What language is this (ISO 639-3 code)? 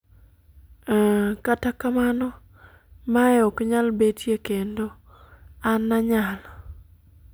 luo